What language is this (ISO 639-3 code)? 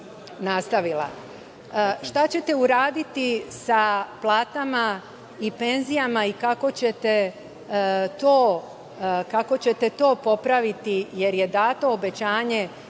srp